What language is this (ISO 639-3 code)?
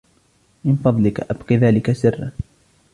ara